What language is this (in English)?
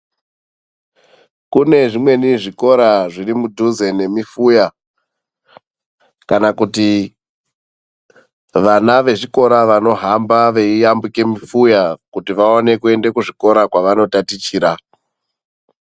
Ndau